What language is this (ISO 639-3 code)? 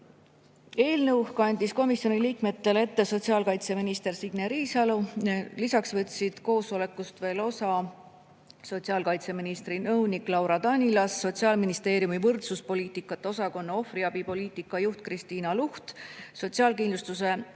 est